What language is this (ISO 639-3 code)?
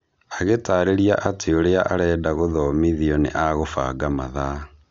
kik